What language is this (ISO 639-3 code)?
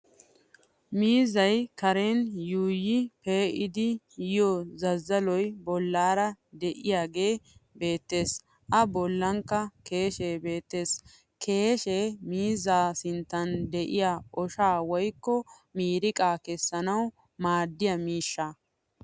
wal